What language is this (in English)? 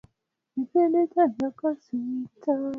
Swahili